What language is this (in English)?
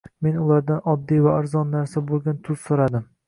Uzbek